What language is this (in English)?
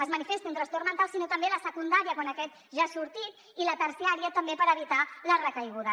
Catalan